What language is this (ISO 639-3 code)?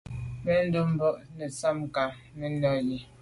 byv